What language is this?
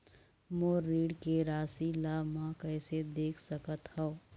Chhattisgarhi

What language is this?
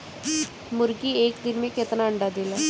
Bhojpuri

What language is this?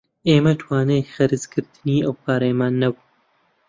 Central Kurdish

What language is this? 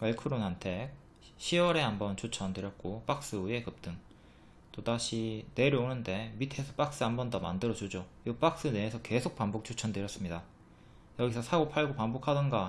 Korean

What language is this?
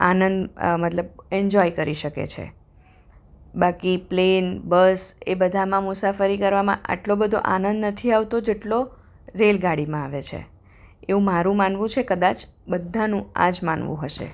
Gujarati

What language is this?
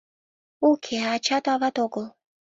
Mari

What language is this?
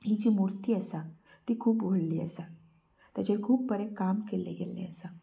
Konkani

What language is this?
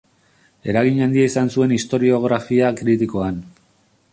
Basque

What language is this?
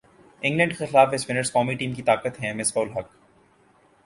Urdu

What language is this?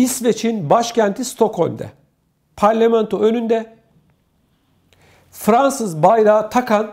Turkish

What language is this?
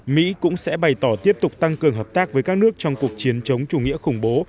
Vietnamese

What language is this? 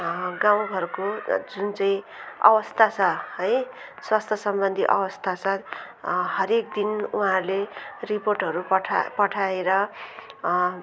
Nepali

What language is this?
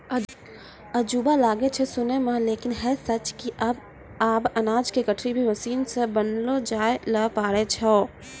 Maithili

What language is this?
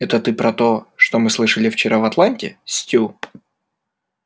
Russian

